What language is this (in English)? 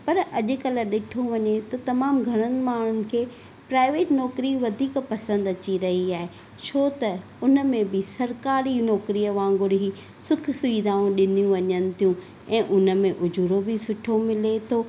Sindhi